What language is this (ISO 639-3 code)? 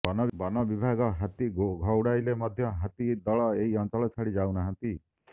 ori